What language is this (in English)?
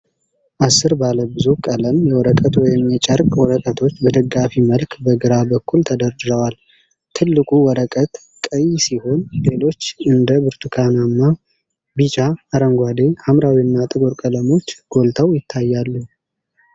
Amharic